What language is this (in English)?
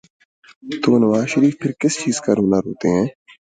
Urdu